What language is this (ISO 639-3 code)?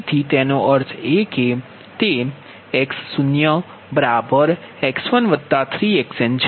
guj